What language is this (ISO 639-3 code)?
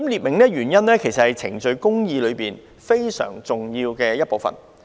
yue